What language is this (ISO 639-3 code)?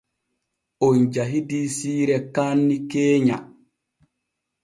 fue